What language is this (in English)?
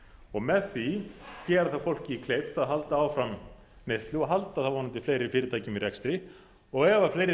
Icelandic